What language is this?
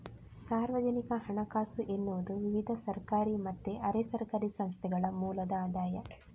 Kannada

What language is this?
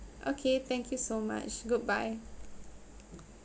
English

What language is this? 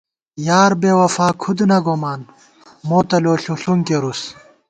Gawar-Bati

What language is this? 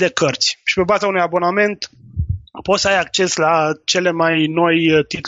Romanian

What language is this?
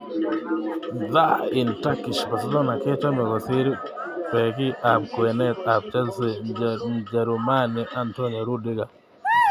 Kalenjin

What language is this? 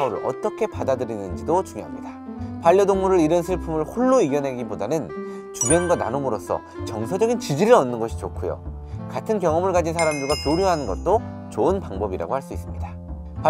Korean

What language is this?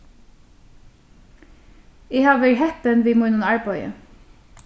Faroese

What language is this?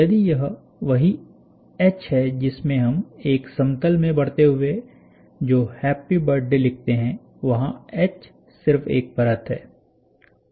Hindi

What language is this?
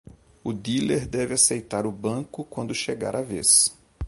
Portuguese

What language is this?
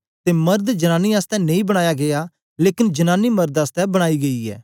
Dogri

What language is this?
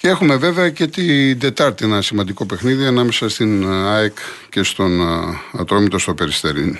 Greek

